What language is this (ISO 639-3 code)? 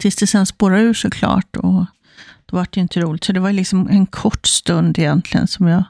swe